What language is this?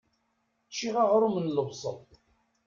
Kabyle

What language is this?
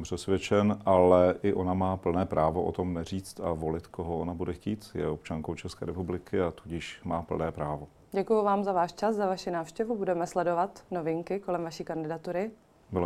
Czech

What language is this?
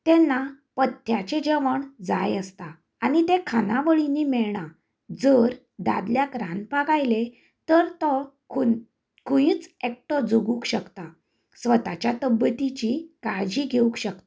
Konkani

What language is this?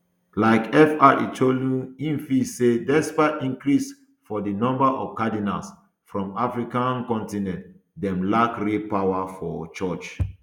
Nigerian Pidgin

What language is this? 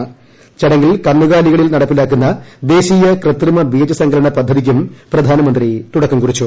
Malayalam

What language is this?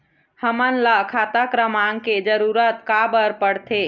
Chhattisgarhi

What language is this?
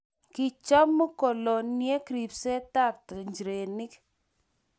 Kalenjin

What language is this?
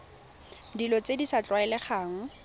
Tswana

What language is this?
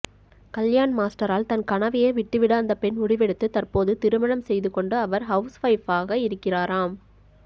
Tamil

